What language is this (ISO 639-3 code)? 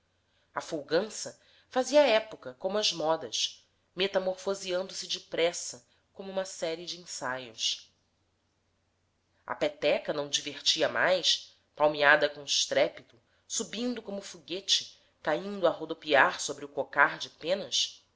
por